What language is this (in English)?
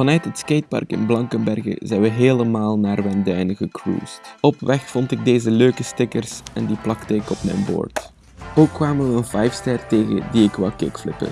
Dutch